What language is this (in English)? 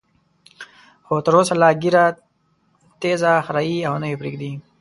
Pashto